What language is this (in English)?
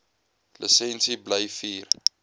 Afrikaans